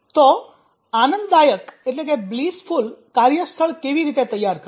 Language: Gujarati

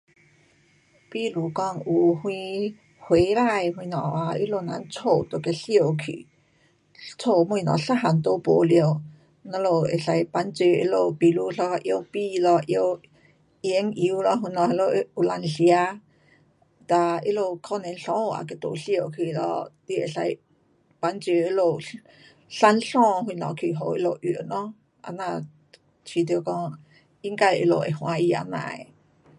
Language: Pu-Xian Chinese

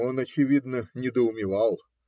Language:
Russian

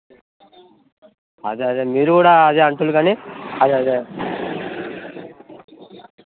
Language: Telugu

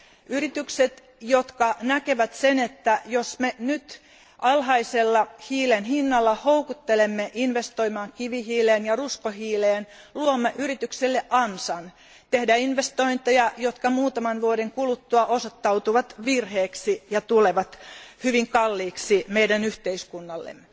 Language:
Finnish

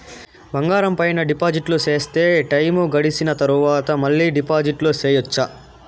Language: Telugu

